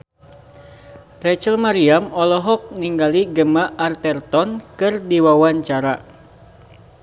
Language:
Sundanese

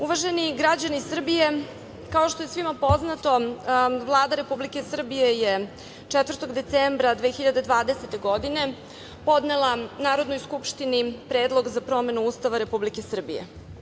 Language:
Serbian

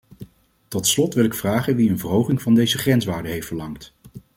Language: Dutch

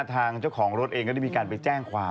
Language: Thai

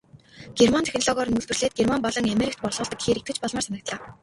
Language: Mongolian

